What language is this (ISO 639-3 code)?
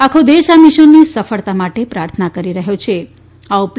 guj